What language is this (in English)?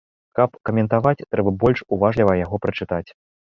Belarusian